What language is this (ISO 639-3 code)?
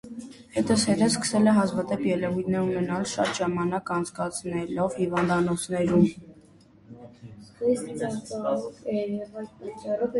hye